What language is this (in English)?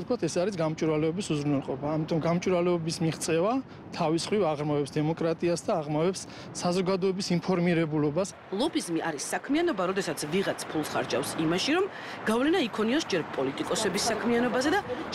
Romanian